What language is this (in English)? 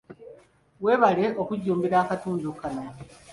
Ganda